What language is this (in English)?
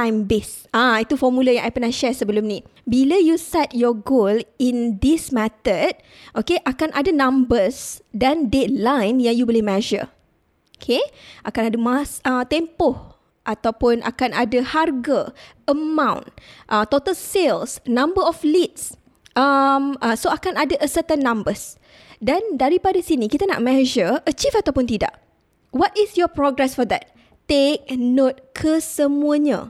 Malay